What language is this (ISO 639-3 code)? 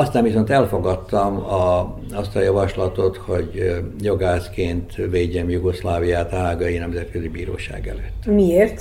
hun